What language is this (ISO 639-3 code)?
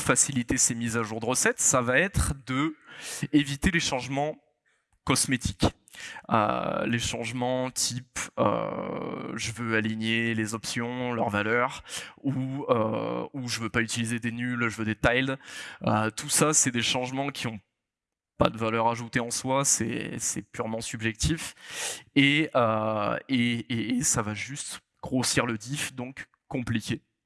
fra